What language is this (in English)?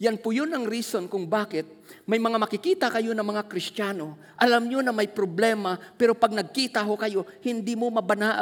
Filipino